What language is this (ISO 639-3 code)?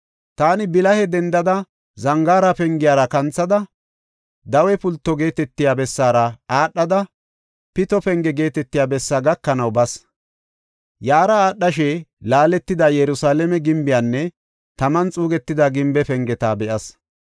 gof